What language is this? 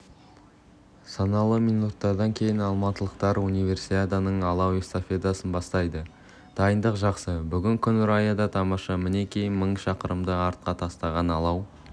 Kazakh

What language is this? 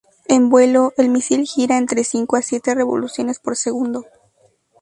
Spanish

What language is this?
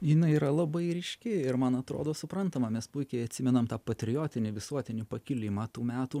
Lithuanian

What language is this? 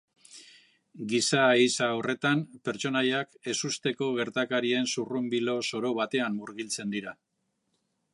Basque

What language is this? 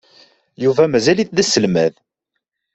Kabyle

